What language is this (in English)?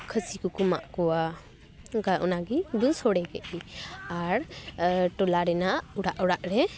Santali